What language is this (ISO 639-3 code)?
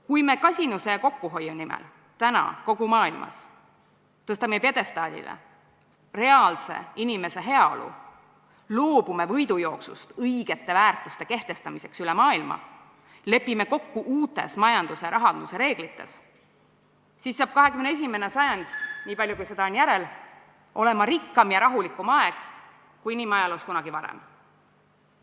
est